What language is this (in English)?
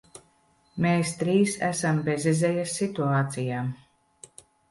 Latvian